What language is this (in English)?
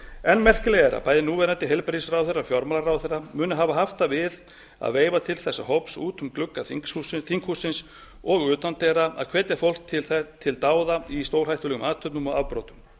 Icelandic